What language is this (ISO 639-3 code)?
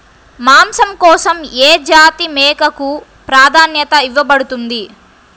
tel